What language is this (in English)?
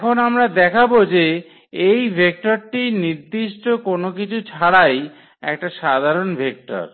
Bangla